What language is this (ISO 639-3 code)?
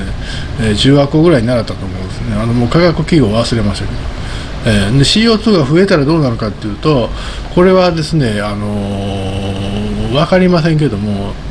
jpn